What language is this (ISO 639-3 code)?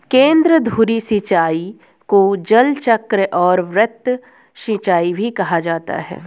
hin